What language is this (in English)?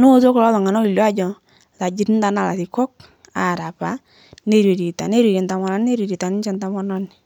Masai